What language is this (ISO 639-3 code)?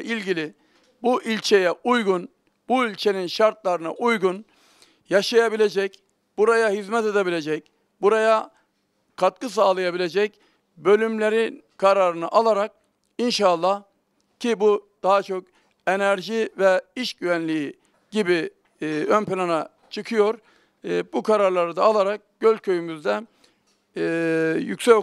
tur